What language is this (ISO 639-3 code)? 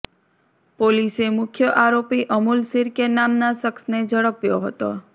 guj